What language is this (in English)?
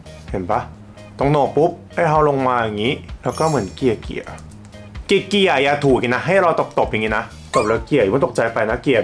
Thai